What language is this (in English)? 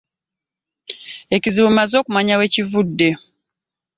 Ganda